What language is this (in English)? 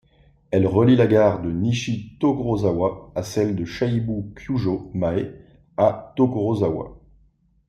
French